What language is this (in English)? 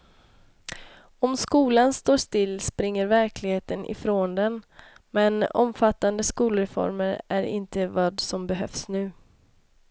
Swedish